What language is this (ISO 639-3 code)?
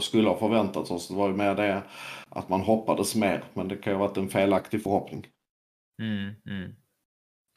swe